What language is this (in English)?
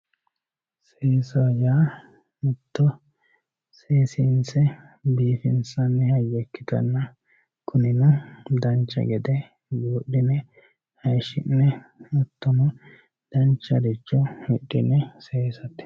Sidamo